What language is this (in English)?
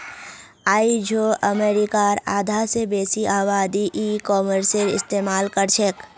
Magahi